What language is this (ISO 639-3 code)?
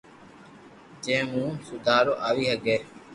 lrk